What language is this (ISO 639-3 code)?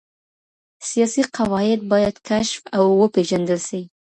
pus